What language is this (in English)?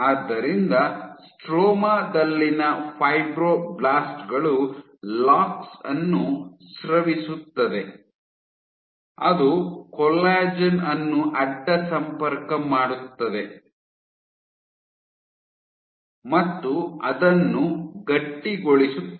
Kannada